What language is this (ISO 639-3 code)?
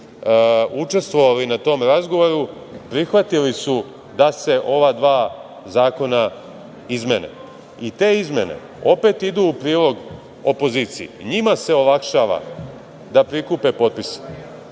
srp